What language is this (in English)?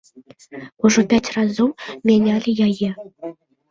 Belarusian